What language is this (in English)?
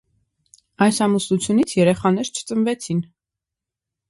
Armenian